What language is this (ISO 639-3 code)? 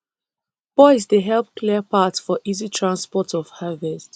pcm